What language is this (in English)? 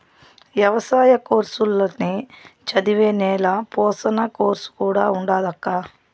Telugu